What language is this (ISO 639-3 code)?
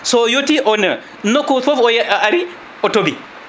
ful